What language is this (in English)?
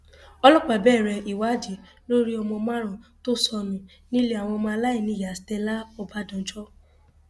Yoruba